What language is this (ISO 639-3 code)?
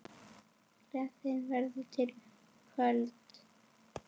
isl